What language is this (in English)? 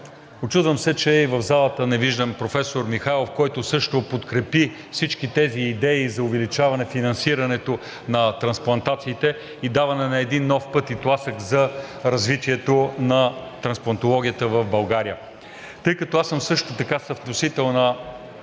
Bulgarian